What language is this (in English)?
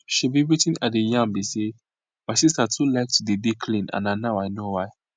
Nigerian Pidgin